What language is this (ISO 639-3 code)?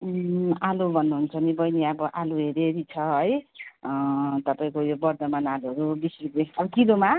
nep